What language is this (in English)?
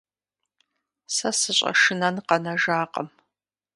Kabardian